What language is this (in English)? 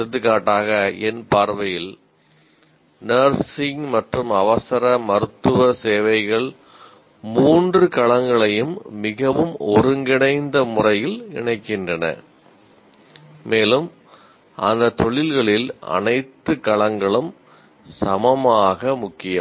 Tamil